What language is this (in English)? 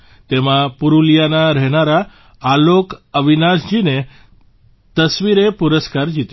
Gujarati